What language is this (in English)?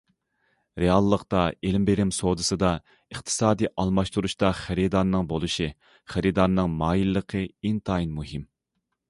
Uyghur